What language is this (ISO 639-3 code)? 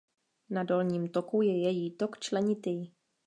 ces